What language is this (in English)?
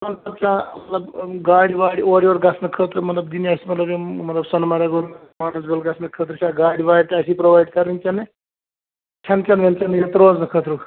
Kashmiri